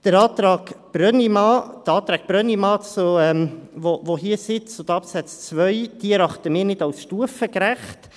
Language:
Swiss German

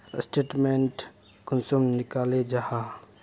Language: Magahi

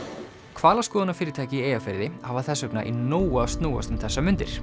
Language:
Icelandic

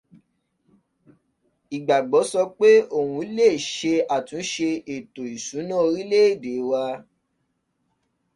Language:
Yoruba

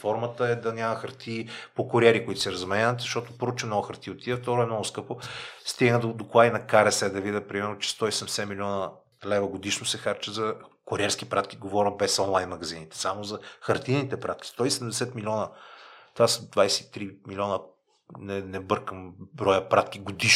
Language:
Bulgarian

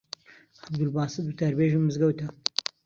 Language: Central Kurdish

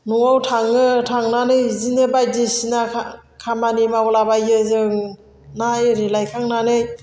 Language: Bodo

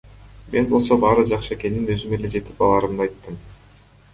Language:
Kyrgyz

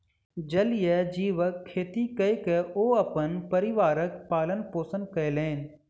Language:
Maithili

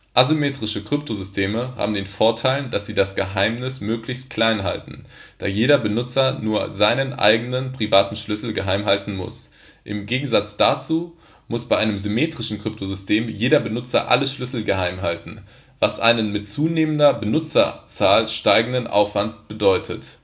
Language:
German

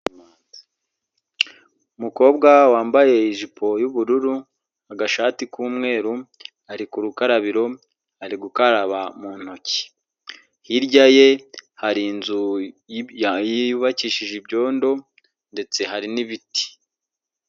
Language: Kinyarwanda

